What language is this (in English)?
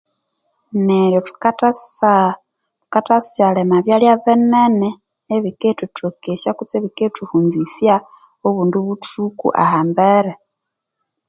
Konzo